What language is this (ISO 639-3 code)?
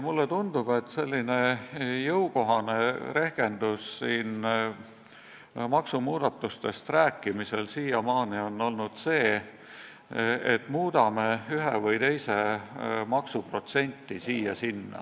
est